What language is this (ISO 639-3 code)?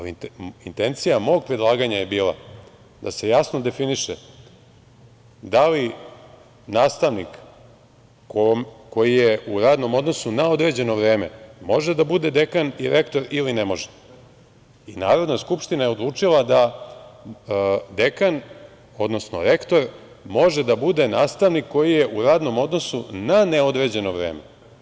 srp